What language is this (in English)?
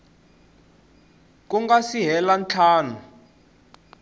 Tsonga